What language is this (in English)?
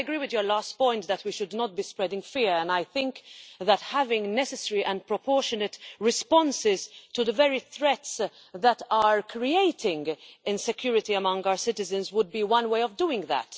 English